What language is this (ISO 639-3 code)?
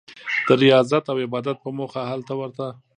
pus